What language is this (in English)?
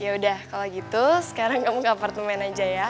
Indonesian